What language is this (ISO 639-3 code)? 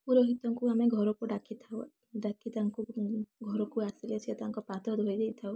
ori